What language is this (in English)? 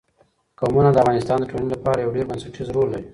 Pashto